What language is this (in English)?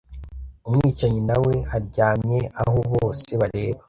Kinyarwanda